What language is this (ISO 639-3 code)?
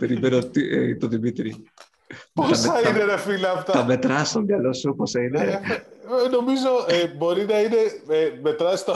ell